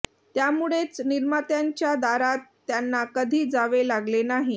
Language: Marathi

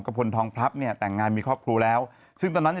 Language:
Thai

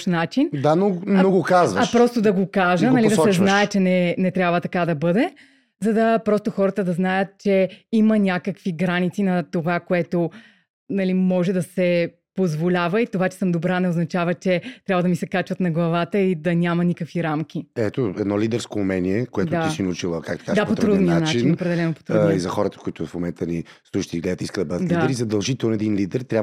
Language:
Bulgarian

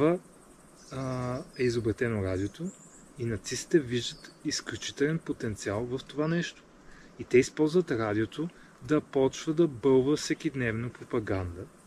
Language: Bulgarian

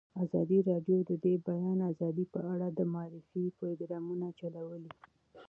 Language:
Pashto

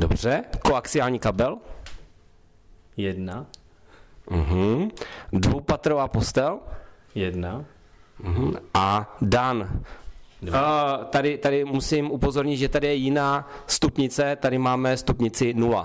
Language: Czech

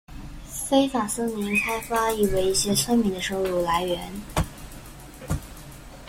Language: Chinese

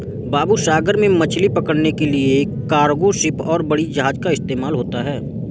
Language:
Hindi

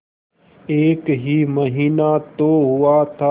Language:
Hindi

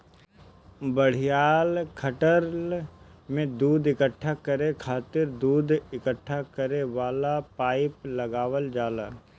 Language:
Bhojpuri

